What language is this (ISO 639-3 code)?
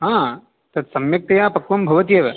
san